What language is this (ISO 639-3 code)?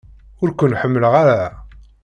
kab